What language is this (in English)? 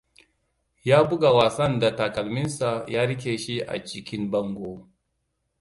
Hausa